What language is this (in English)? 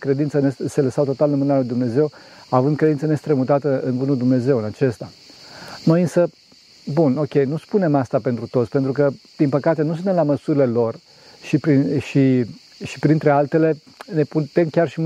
Romanian